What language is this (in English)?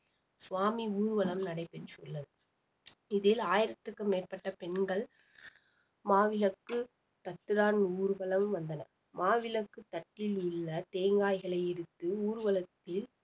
Tamil